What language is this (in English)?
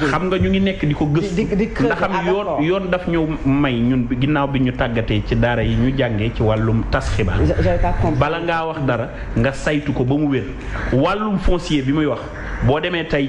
French